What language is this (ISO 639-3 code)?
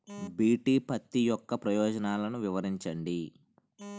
tel